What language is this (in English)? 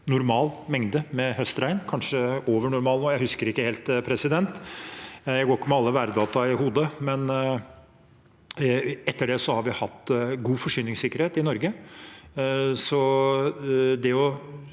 Norwegian